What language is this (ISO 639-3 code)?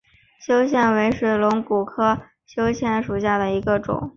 zho